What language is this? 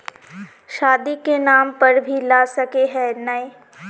Magahi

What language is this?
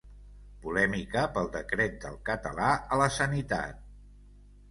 Catalan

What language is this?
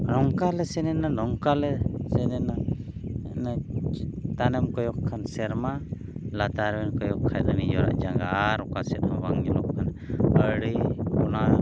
Santali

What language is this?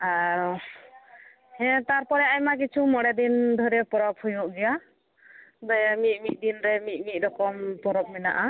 Santali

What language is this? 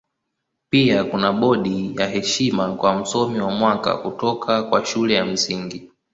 Swahili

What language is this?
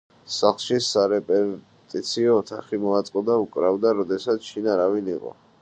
Georgian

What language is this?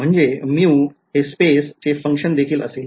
Marathi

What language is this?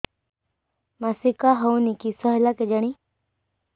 Odia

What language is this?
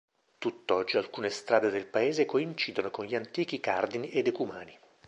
Italian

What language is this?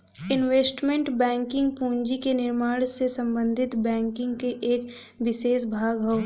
Bhojpuri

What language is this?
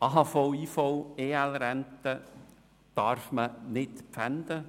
Swiss German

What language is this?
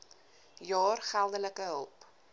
Afrikaans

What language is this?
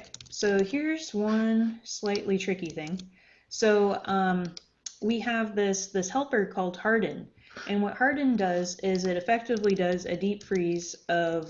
English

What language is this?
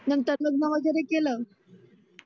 Marathi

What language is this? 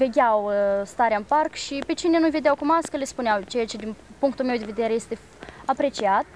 Romanian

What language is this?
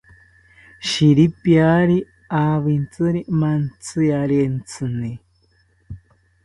South Ucayali Ashéninka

